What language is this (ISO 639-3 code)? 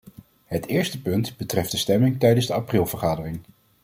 nld